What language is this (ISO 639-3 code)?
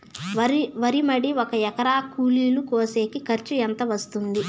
tel